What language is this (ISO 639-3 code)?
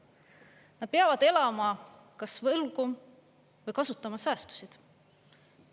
est